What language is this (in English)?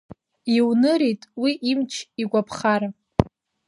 Abkhazian